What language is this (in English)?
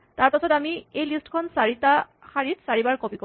Assamese